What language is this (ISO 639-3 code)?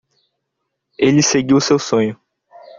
por